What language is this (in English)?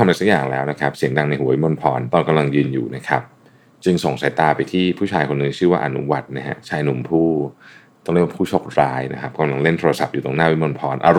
Thai